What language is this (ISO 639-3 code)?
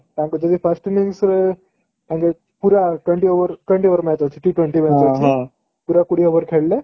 ori